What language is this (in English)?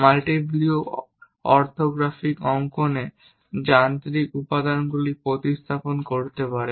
Bangla